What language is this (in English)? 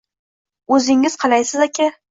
Uzbek